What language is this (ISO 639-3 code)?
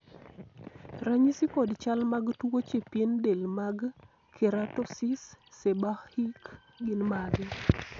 luo